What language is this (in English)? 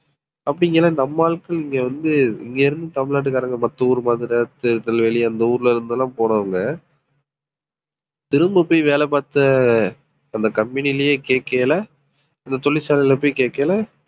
Tamil